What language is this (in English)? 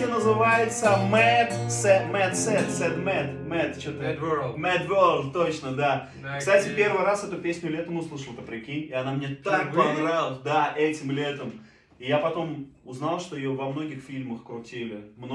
Russian